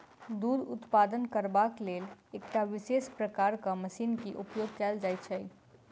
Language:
Maithili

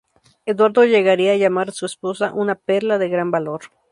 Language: Spanish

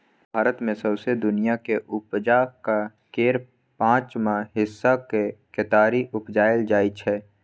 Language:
Maithili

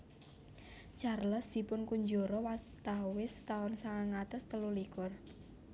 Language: Javanese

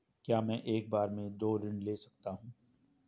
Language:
Hindi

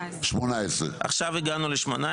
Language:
Hebrew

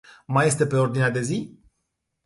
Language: Romanian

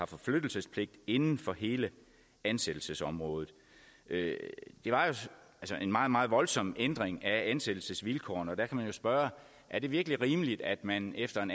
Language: Danish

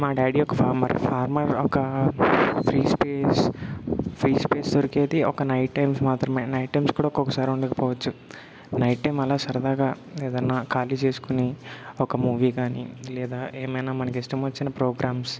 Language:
Telugu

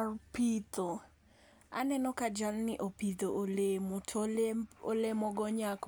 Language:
Luo (Kenya and Tanzania)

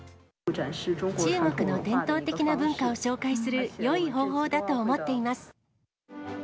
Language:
Japanese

